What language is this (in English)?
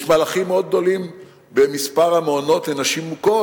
Hebrew